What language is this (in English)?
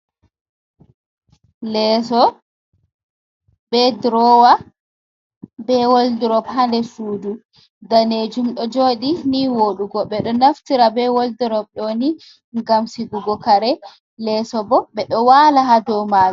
Fula